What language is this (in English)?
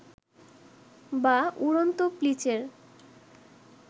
Bangla